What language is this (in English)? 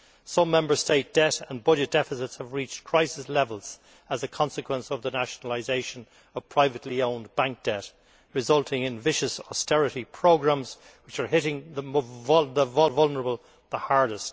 English